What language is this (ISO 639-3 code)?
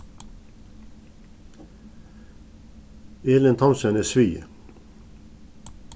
fao